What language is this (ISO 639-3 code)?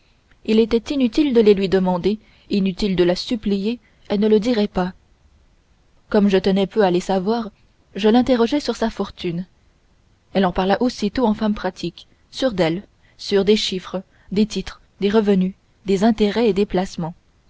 fra